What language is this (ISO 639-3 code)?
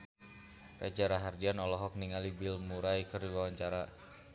sun